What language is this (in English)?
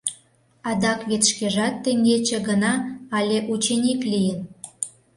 Mari